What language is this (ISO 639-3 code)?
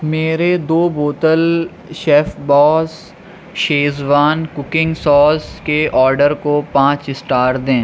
urd